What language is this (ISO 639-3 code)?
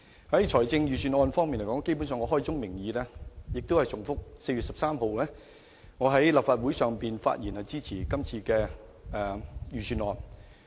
yue